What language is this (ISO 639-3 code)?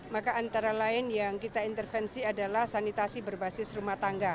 ind